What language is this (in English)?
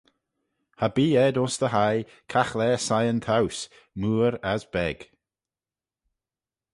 Manx